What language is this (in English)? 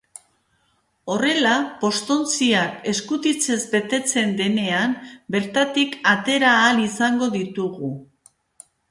Basque